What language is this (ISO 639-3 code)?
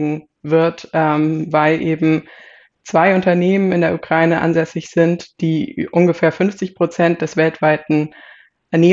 deu